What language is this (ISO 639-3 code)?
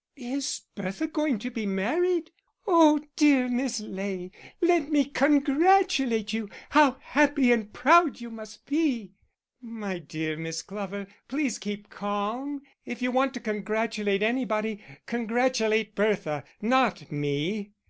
eng